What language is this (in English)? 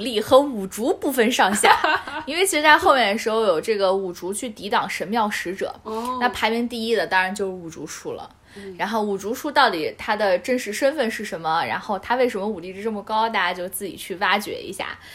Chinese